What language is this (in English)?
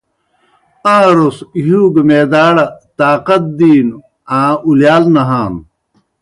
Kohistani Shina